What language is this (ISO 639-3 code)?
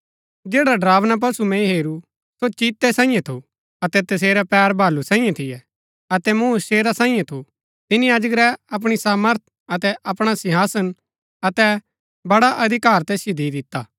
gbk